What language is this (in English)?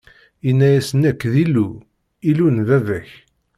Kabyle